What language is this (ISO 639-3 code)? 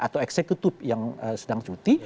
ind